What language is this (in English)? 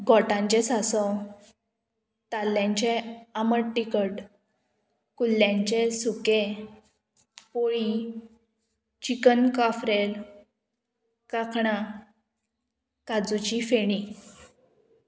Konkani